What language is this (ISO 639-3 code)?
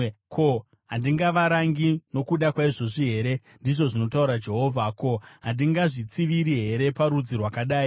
sna